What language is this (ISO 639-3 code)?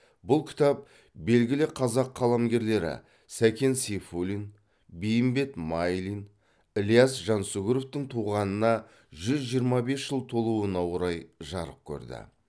kaz